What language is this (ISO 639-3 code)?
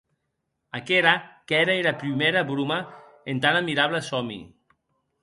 oci